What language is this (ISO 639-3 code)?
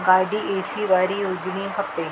snd